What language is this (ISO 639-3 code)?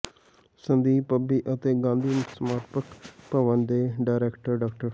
pan